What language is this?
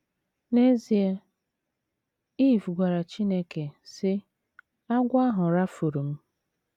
Igbo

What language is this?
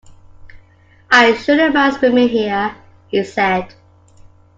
English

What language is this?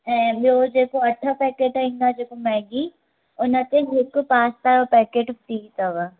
Sindhi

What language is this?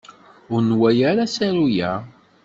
Kabyle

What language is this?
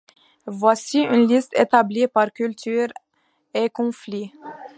French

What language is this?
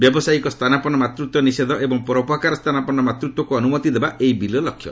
Odia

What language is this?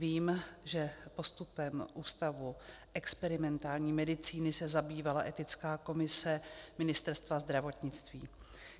Czech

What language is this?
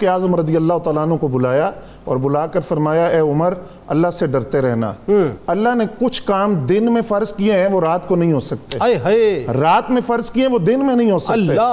Urdu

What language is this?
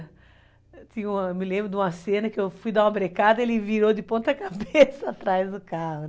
Portuguese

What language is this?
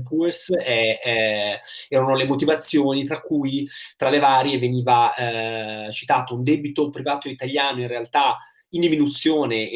Italian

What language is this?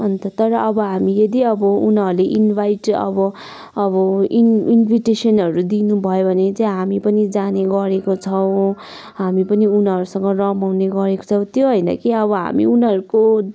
Nepali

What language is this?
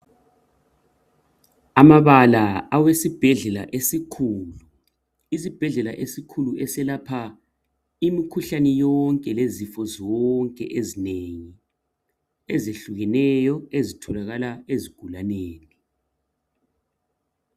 North Ndebele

